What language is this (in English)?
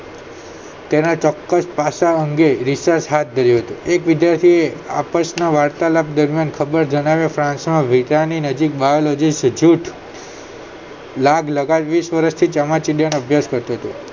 Gujarati